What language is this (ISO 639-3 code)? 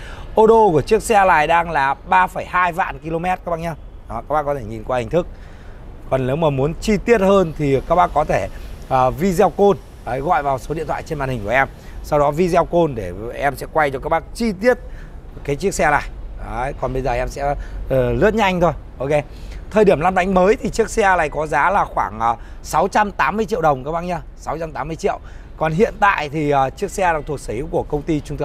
vie